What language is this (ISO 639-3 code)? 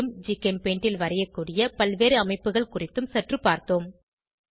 tam